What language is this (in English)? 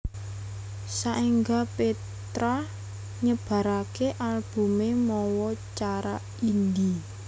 Javanese